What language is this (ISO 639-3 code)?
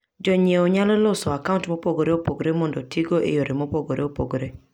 luo